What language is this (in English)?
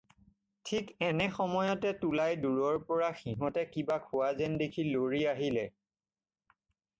Assamese